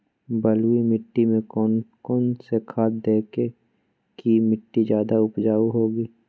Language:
Magahi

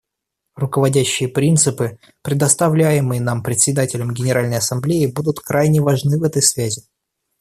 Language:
Russian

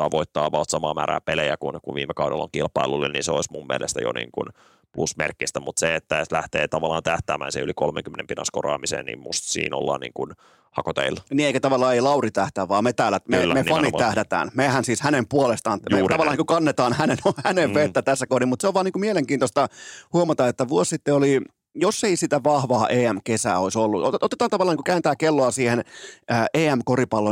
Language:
Finnish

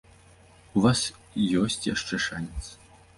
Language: Belarusian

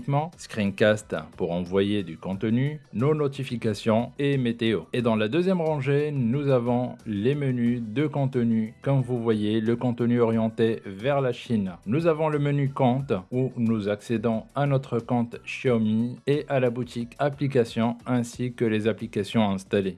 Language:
French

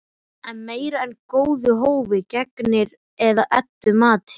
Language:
Icelandic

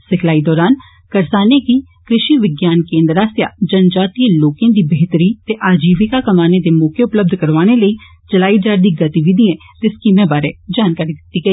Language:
Dogri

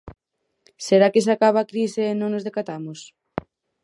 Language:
Galician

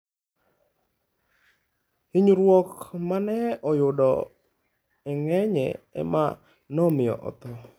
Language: Luo (Kenya and Tanzania)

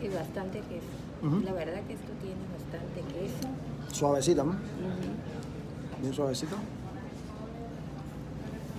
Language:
Spanish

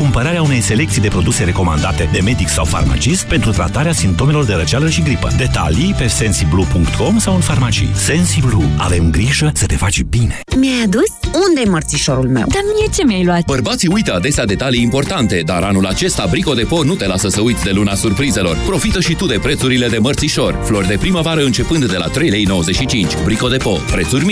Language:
Romanian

